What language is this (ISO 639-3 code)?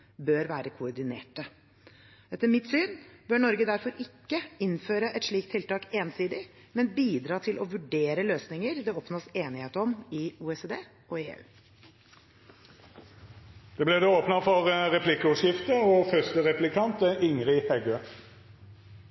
nor